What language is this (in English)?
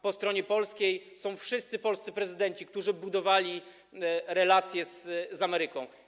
Polish